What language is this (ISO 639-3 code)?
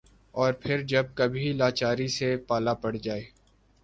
urd